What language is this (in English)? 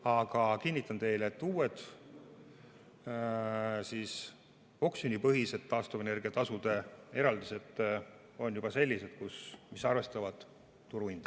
Estonian